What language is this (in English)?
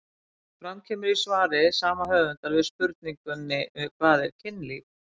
Icelandic